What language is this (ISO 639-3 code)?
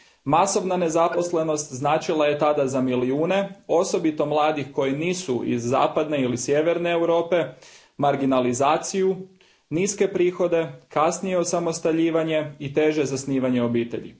hrv